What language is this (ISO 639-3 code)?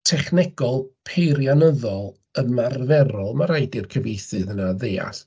cym